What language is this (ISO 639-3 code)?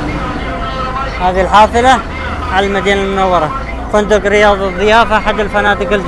ara